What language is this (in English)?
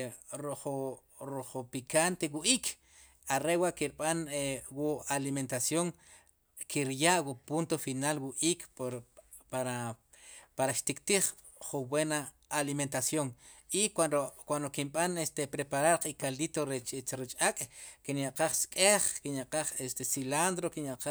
Sipacapense